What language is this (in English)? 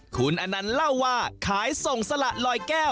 Thai